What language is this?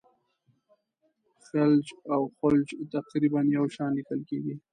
Pashto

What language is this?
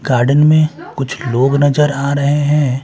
Hindi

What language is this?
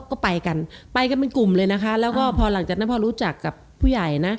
Thai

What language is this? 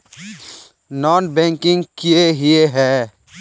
Magahi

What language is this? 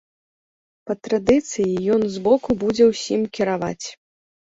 Belarusian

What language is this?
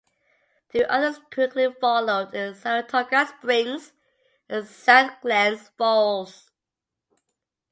English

